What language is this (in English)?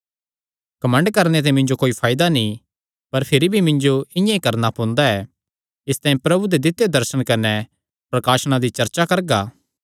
Kangri